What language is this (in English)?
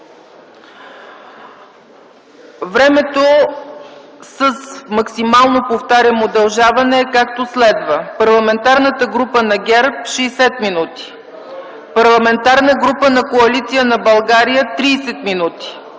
Bulgarian